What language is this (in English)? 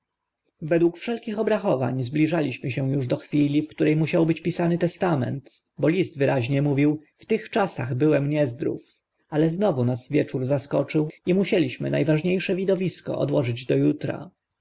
Polish